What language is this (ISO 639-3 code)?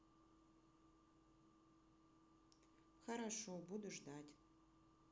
rus